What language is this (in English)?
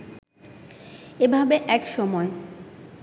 Bangla